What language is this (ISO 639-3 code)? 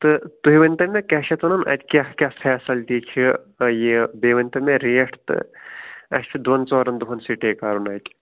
kas